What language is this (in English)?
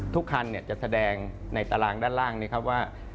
Thai